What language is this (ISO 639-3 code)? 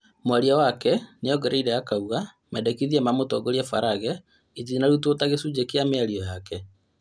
kik